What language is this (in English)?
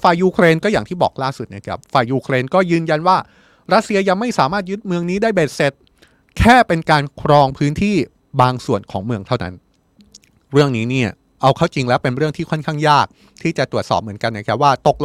Thai